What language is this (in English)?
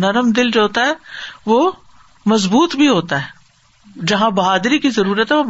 Urdu